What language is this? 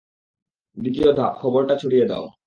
Bangla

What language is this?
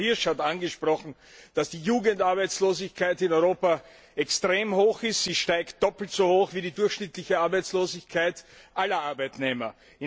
German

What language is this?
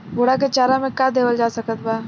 Bhojpuri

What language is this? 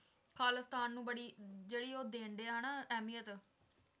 Punjabi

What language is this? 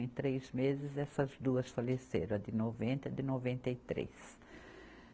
Portuguese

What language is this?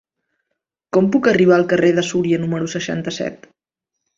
Catalan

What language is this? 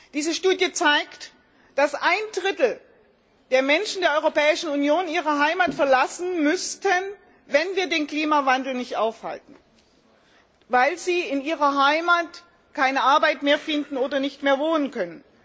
German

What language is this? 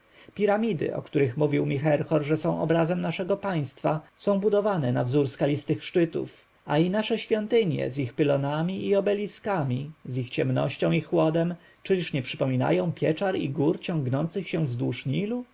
Polish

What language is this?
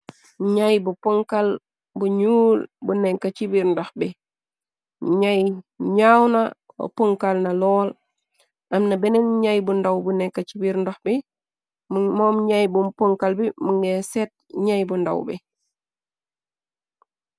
Wolof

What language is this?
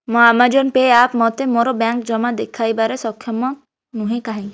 Odia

